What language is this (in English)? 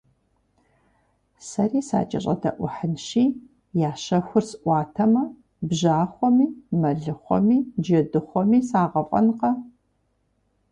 Kabardian